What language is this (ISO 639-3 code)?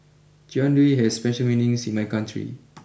eng